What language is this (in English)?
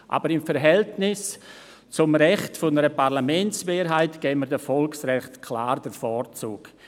Swiss German